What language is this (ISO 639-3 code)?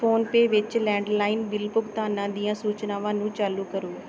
pan